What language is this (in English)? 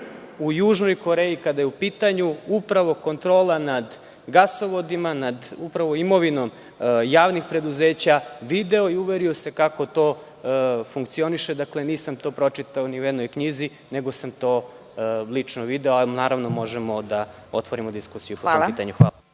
Serbian